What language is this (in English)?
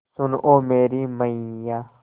Hindi